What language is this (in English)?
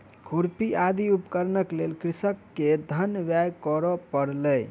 Maithili